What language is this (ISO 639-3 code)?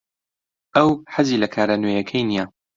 ckb